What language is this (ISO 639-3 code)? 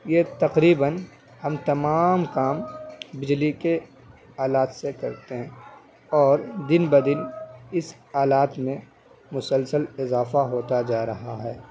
urd